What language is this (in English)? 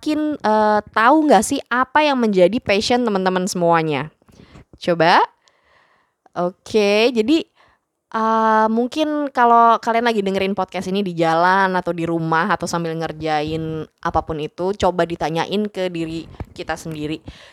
Indonesian